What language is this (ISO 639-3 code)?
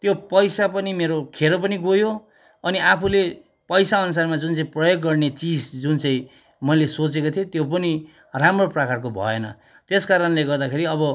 nep